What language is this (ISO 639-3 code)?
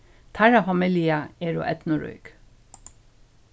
fao